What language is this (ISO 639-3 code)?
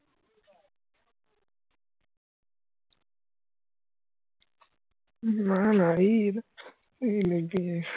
ben